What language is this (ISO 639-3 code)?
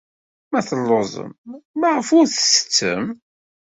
kab